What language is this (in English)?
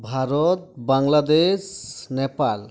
Santali